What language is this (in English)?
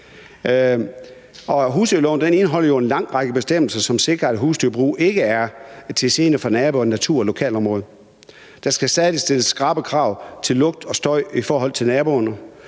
Danish